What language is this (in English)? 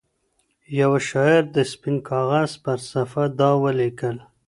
Pashto